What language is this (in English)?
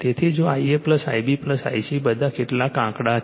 Gujarati